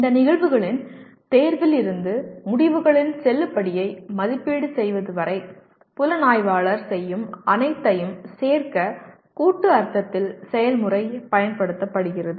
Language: Tamil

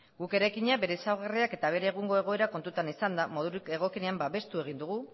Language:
Basque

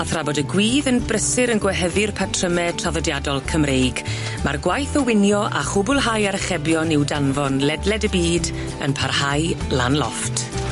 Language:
Welsh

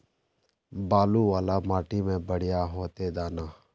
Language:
Magahi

